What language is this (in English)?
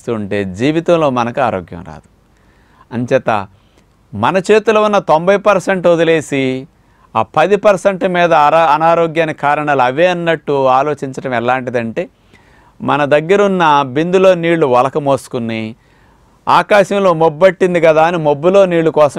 Hindi